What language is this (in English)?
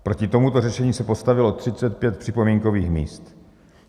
Czech